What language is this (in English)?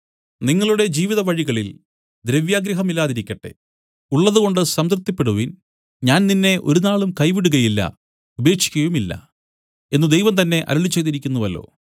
Malayalam